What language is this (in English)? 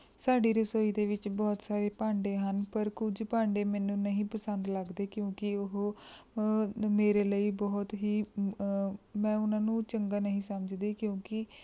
Punjabi